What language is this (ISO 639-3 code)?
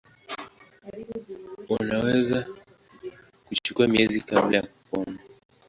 swa